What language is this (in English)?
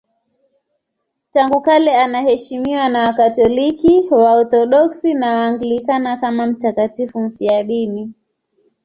Swahili